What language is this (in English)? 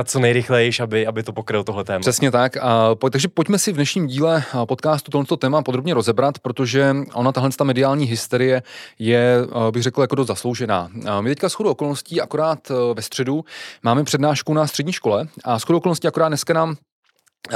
Czech